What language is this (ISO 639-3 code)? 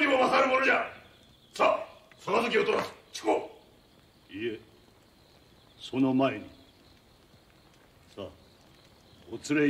jpn